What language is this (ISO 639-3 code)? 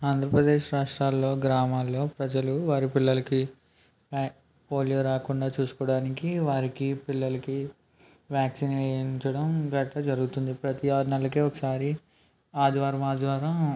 tel